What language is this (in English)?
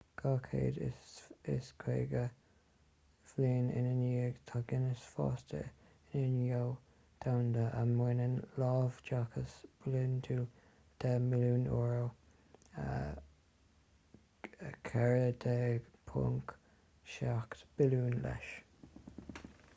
Irish